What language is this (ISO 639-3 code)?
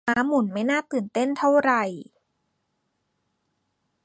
tha